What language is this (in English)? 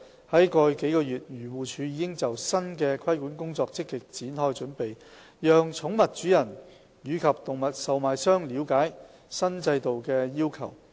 Cantonese